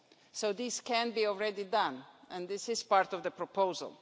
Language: English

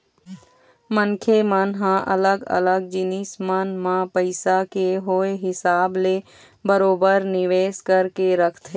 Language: Chhattisgarhi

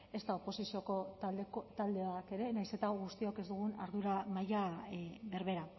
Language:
Basque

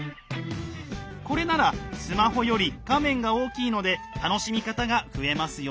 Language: Japanese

